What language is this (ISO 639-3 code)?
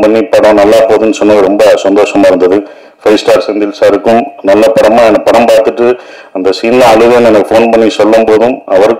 tam